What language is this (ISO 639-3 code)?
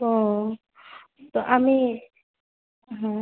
ben